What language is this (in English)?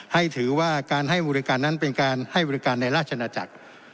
Thai